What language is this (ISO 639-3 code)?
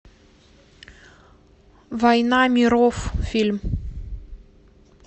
rus